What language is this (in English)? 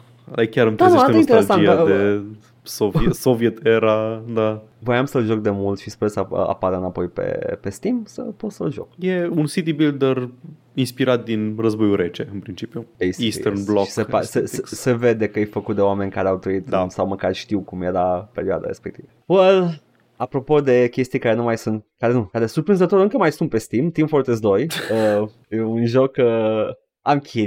Romanian